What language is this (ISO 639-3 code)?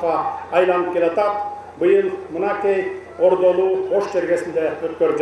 tur